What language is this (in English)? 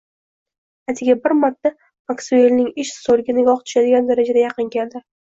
Uzbek